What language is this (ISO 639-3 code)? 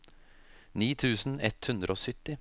nor